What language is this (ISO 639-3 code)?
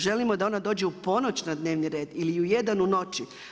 hrv